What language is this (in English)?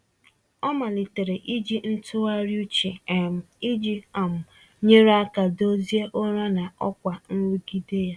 Igbo